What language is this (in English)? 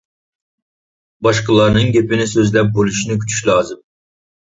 Uyghur